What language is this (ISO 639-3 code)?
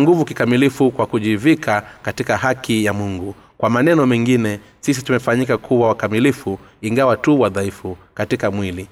swa